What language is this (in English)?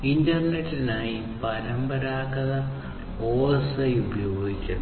Malayalam